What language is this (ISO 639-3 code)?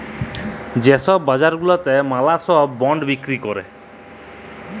ben